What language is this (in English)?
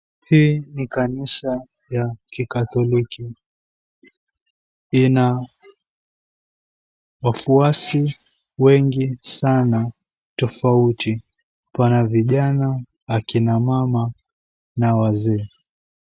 Swahili